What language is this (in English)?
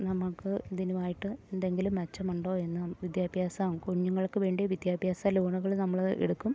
Malayalam